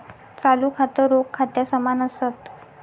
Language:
Marathi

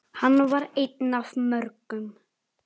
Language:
Icelandic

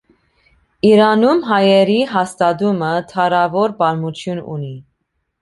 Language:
Armenian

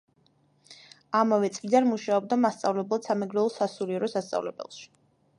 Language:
Georgian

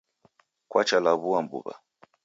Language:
Taita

